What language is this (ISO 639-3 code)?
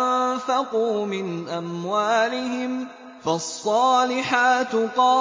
ara